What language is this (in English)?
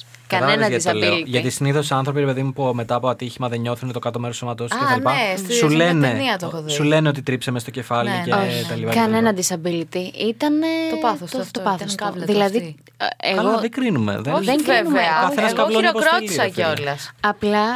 Greek